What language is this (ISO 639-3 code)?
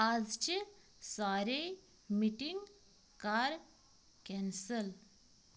kas